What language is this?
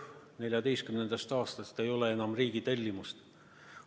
Estonian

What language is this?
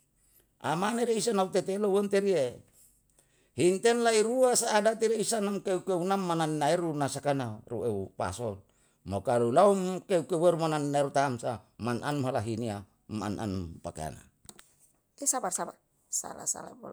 Yalahatan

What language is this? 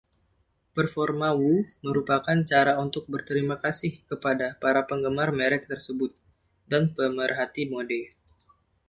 Indonesian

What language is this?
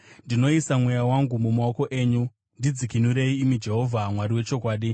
Shona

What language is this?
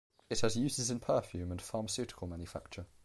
English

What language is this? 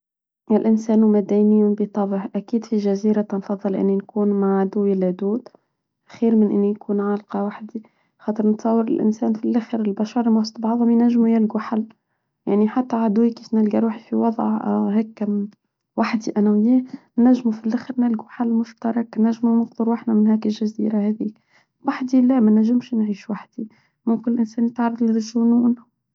Tunisian Arabic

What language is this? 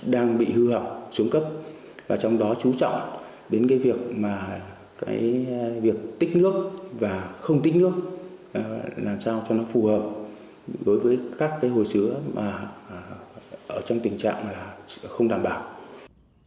Vietnamese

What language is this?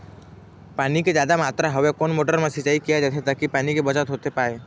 Chhattisgarhi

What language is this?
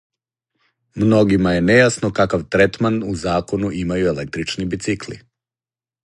Serbian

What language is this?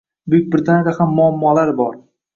Uzbek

